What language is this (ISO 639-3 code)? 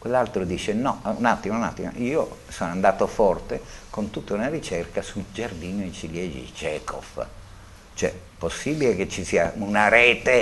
ita